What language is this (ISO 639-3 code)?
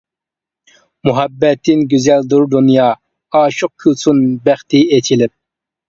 uig